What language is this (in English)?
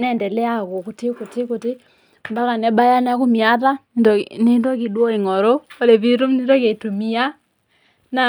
Masai